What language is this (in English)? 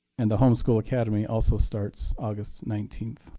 English